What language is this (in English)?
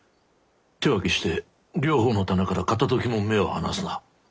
Japanese